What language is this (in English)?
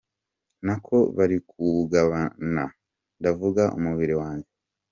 Kinyarwanda